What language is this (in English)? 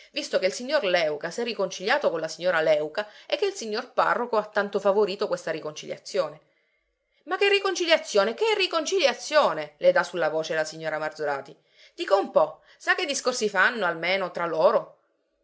Italian